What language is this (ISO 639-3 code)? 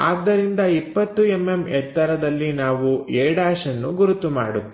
kan